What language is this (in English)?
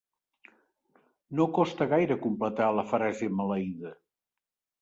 Catalan